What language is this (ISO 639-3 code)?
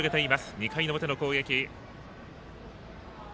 jpn